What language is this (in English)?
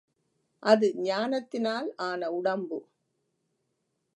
Tamil